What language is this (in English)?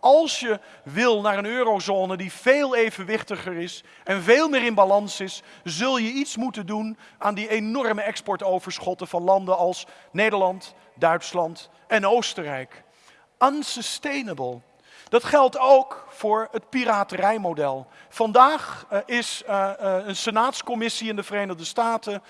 Dutch